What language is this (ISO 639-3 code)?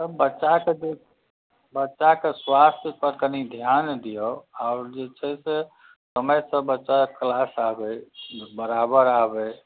mai